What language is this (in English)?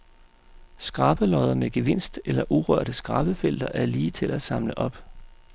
Danish